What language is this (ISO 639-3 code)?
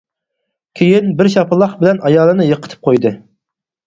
uig